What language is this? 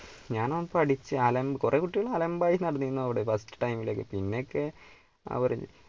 Malayalam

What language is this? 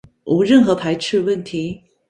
Chinese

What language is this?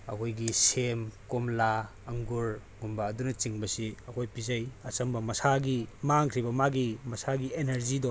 Manipuri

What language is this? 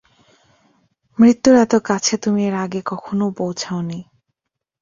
Bangla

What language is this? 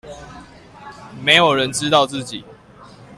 Chinese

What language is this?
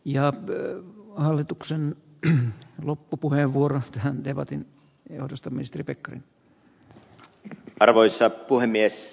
Finnish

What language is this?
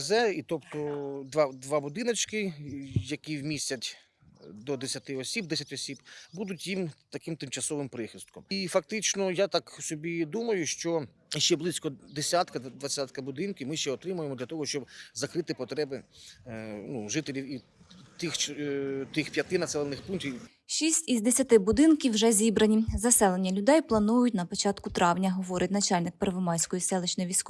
Ukrainian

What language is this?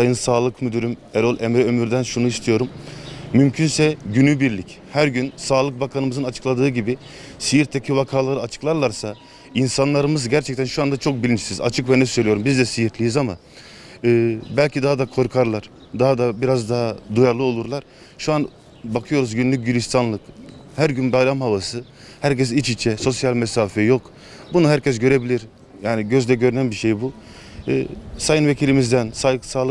Turkish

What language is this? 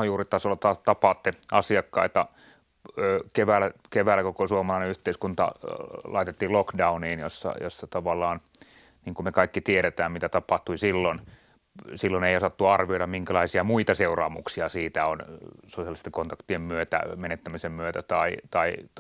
Finnish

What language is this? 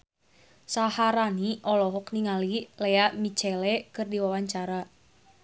Sundanese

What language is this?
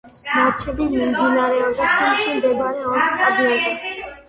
Georgian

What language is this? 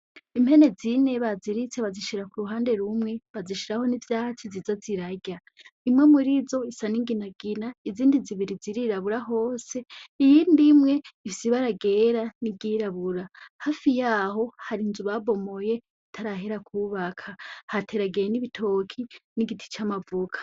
Rundi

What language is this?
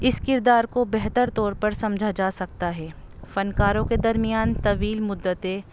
Urdu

